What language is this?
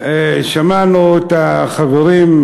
Hebrew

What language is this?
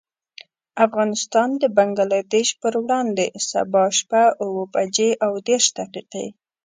Pashto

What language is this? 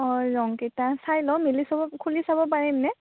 Assamese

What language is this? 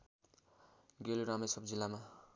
Nepali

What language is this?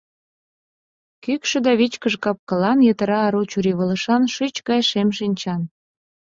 Mari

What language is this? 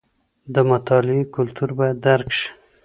Pashto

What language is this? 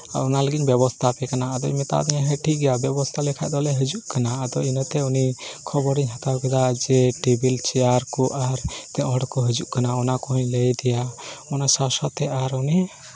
Santali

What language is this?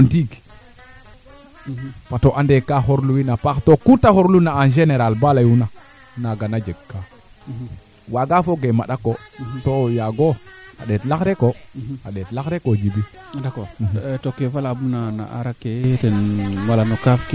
Serer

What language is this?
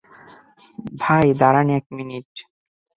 Bangla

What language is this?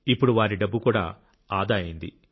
Telugu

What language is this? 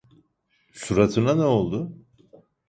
Turkish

